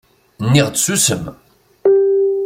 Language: Kabyle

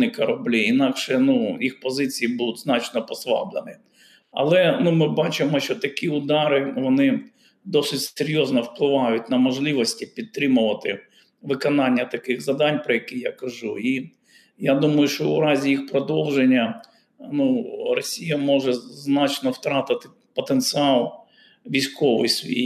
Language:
Ukrainian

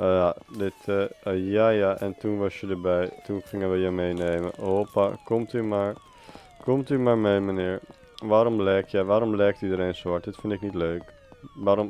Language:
Dutch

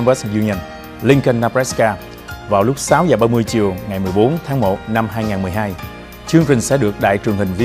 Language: Vietnamese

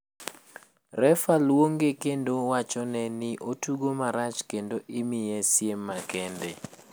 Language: Luo (Kenya and Tanzania)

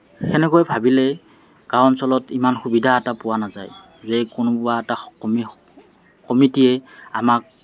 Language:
Assamese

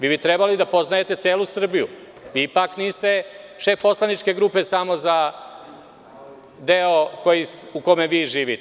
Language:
Serbian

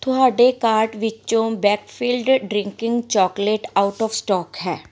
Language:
Punjabi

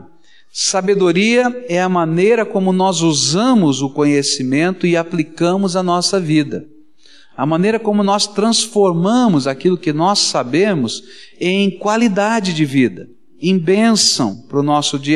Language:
Portuguese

